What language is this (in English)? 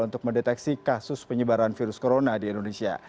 Indonesian